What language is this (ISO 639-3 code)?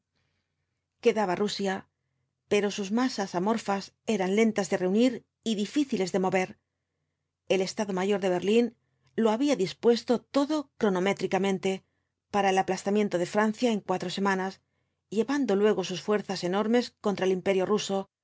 spa